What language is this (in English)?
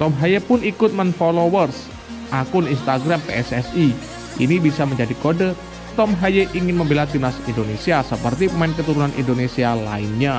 Indonesian